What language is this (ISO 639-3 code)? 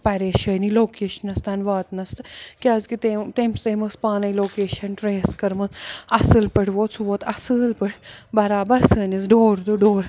kas